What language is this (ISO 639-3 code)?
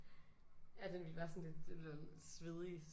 dan